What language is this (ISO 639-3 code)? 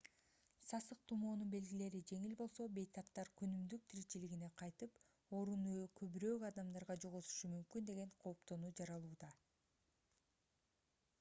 kir